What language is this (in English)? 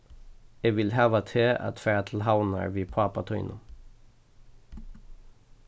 Faroese